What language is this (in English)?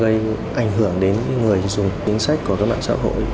Vietnamese